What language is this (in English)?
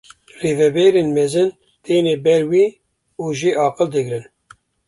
Kurdish